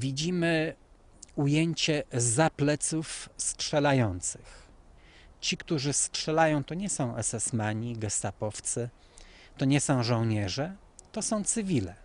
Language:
Polish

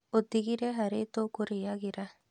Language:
Kikuyu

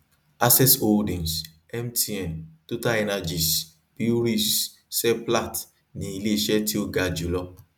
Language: Yoruba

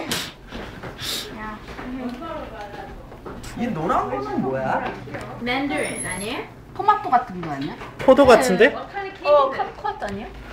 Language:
Korean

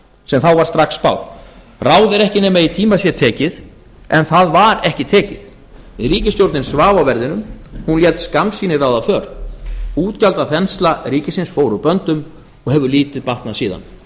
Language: Icelandic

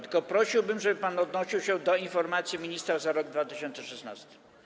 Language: Polish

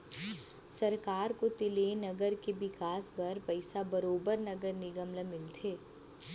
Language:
Chhattisgarhi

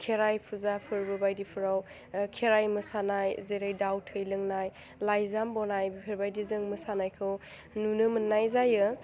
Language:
Bodo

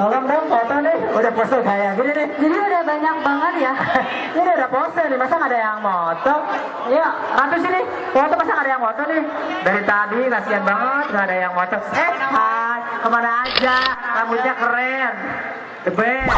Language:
Indonesian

